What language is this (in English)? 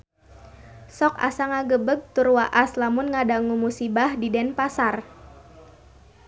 Sundanese